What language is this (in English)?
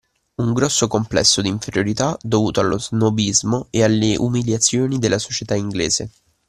Italian